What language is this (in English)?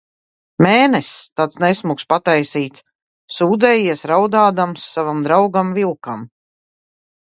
Latvian